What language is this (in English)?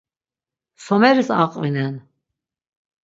Laz